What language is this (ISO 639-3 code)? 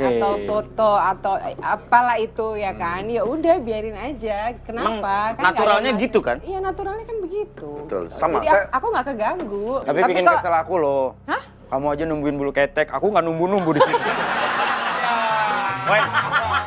ind